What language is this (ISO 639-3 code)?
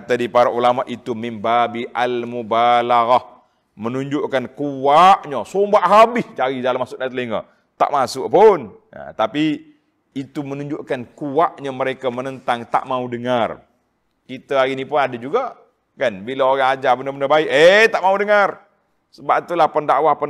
msa